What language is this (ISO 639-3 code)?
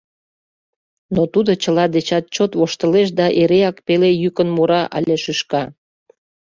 chm